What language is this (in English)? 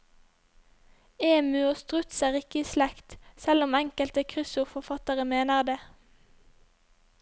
Norwegian